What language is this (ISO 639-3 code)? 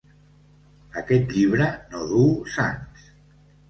cat